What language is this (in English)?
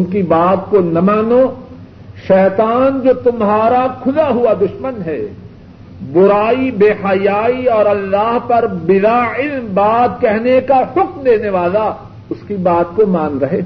Urdu